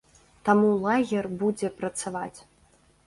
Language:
Belarusian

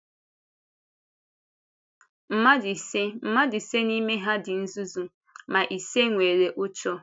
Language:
Igbo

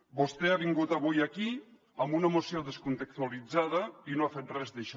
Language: Catalan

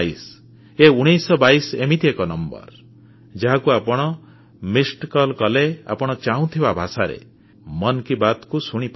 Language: Odia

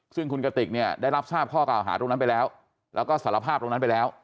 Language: Thai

